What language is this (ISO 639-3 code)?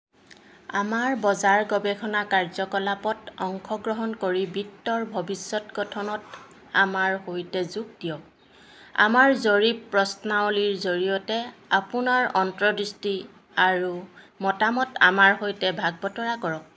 asm